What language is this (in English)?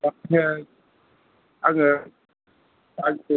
Bodo